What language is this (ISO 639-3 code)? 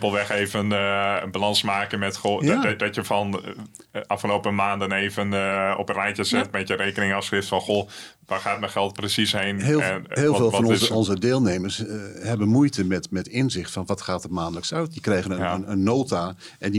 nld